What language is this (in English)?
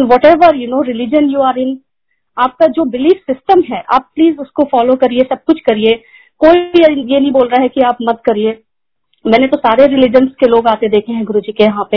Hindi